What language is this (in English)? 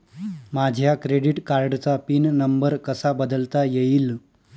Marathi